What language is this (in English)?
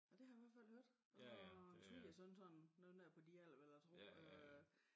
Danish